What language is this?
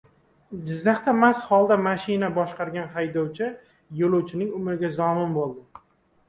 Uzbek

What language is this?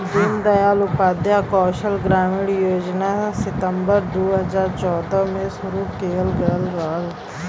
Bhojpuri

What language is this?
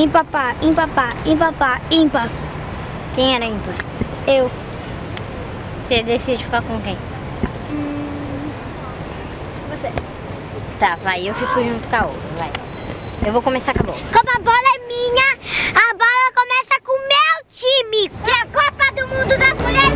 Portuguese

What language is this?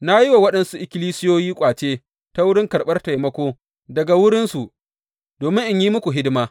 Hausa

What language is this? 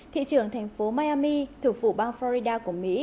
Vietnamese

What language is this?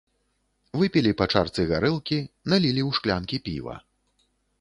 Belarusian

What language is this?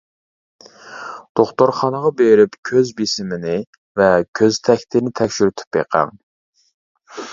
Uyghur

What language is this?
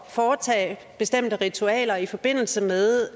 Danish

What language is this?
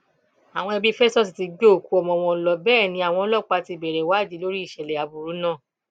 Yoruba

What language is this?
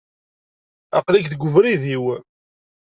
Kabyle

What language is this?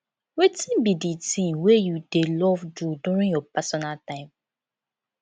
Nigerian Pidgin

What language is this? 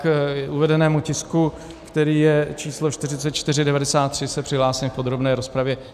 Czech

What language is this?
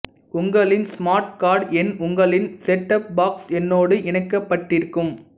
Tamil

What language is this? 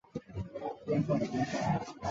Chinese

